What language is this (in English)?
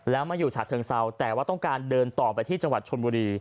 Thai